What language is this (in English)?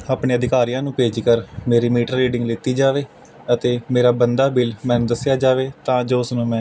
Punjabi